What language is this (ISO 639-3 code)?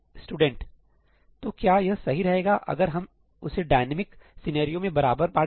hin